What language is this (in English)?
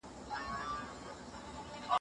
Pashto